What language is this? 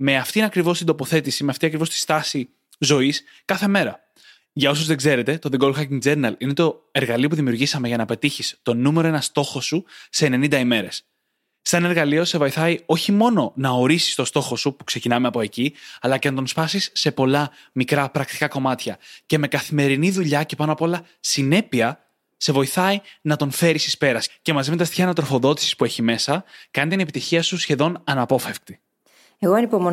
Greek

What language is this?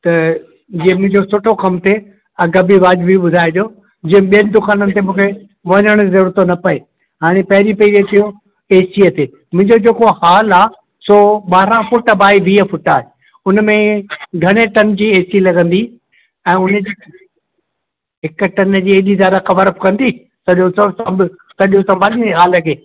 Sindhi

